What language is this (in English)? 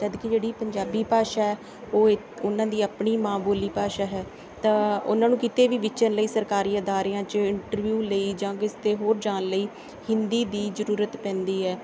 Punjabi